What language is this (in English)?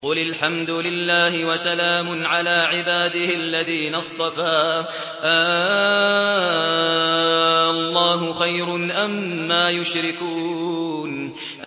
Arabic